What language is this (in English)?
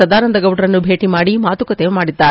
Kannada